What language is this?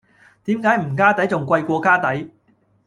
Cantonese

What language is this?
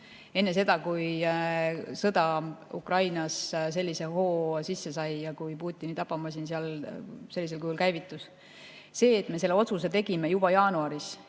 Estonian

